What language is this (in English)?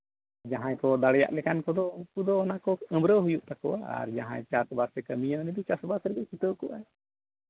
Santali